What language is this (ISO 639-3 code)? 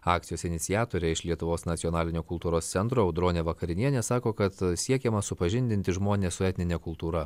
lit